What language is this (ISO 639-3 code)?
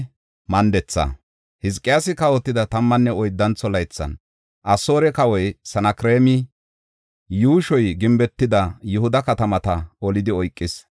gof